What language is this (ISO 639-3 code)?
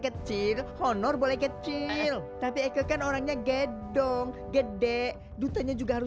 ind